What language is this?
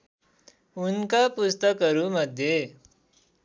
Nepali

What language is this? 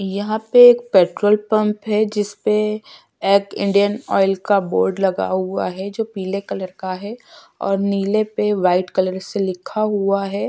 Hindi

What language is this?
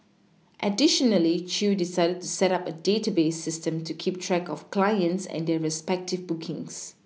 English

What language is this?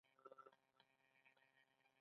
Pashto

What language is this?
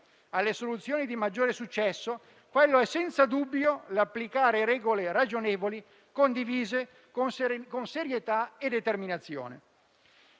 Italian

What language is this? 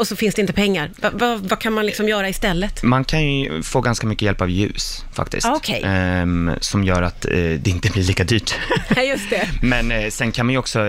Swedish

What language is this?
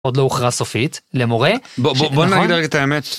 Hebrew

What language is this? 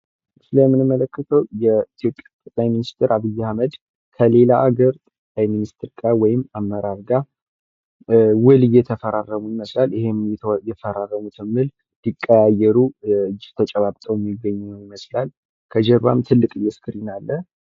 Amharic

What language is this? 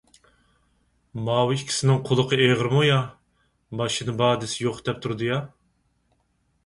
Uyghur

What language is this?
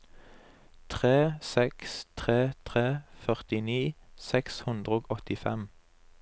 Norwegian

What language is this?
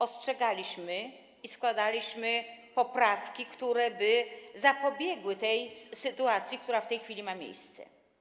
Polish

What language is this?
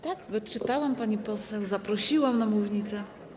Polish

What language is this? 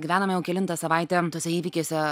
Lithuanian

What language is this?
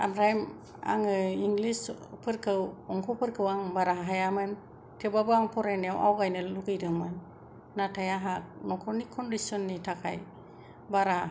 Bodo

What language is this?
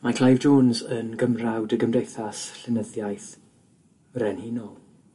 Welsh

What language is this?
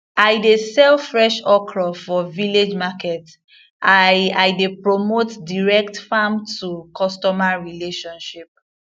Nigerian Pidgin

